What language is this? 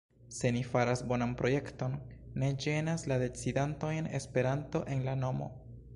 Esperanto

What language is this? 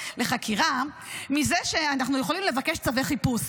Hebrew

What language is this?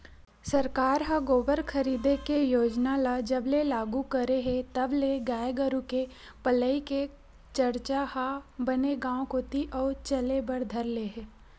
Chhattisgarhi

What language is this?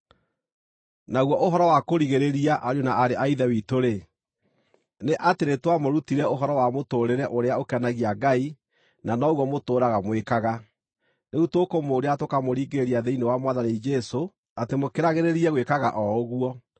Kikuyu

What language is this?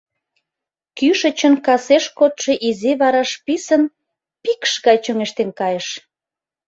Mari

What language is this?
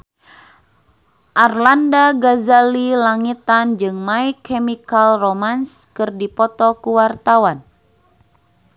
Sundanese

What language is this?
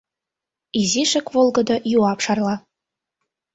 Mari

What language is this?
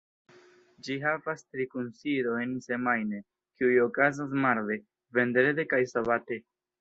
Esperanto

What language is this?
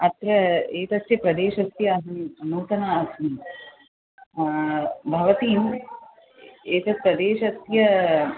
Sanskrit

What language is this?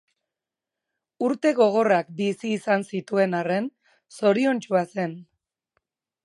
Basque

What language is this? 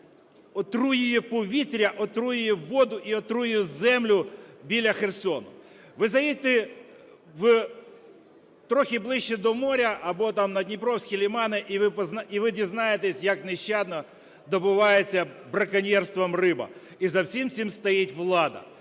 Ukrainian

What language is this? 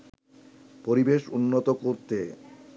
Bangla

